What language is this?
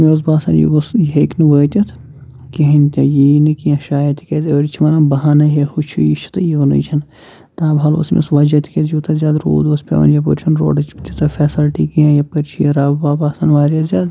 Kashmiri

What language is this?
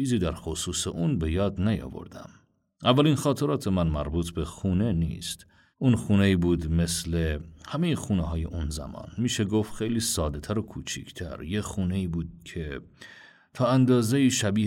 Persian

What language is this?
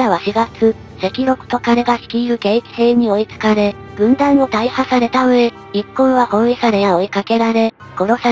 Japanese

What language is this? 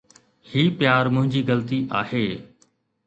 Sindhi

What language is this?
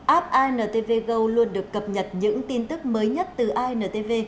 Vietnamese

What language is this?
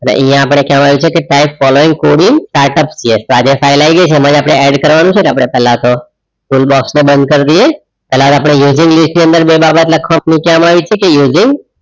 Gujarati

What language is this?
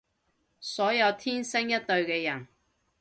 Cantonese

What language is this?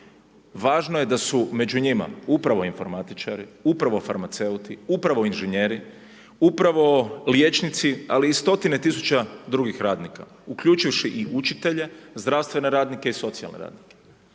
Croatian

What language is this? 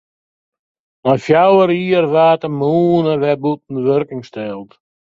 Western Frisian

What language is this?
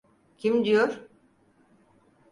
Turkish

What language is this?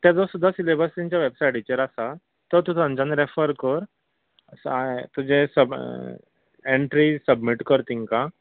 Konkani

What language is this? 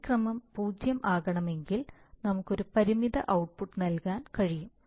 Malayalam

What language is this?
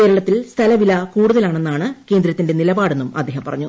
Malayalam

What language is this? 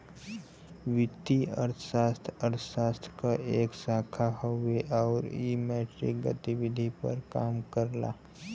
Bhojpuri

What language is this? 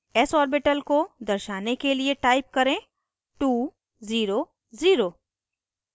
Hindi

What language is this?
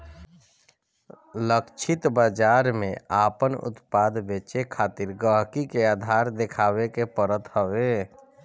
Bhojpuri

